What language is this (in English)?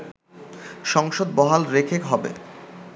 Bangla